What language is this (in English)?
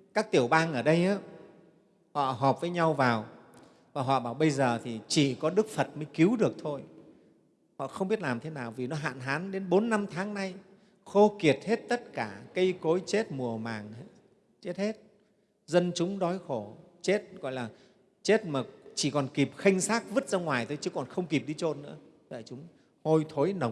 Vietnamese